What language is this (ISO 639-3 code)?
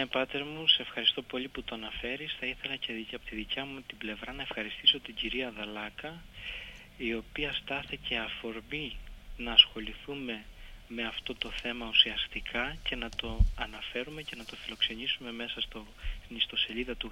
ell